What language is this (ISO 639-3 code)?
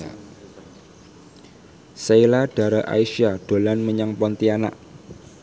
jav